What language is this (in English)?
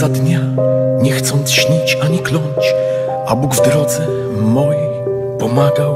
Polish